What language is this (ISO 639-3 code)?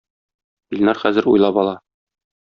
tat